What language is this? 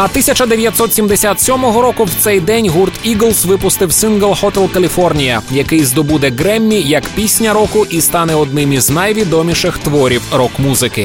Ukrainian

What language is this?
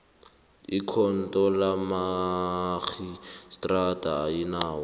South Ndebele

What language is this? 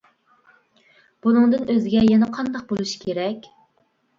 Uyghur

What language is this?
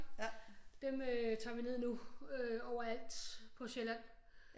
Danish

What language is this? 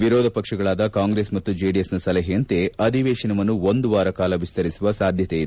Kannada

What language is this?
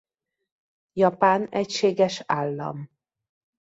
Hungarian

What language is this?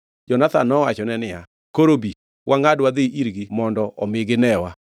Luo (Kenya and Tanzania)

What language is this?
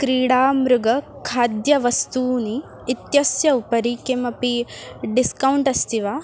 Sanskrit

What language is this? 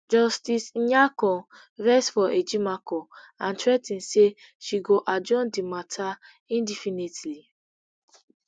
Nigerian Pidgin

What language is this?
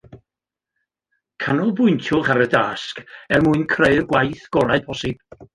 Welsh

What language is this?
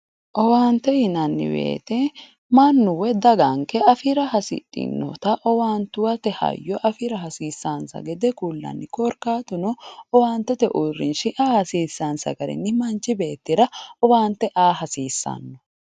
Sidamo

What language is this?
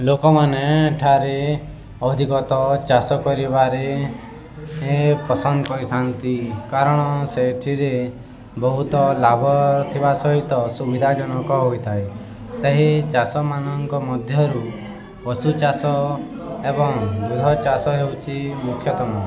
Odia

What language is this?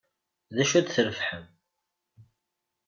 Kabyle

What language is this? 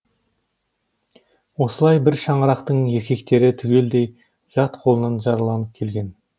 Kazakh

